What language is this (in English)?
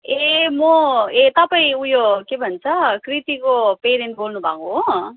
Nepali